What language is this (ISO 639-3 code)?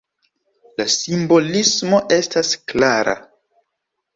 epo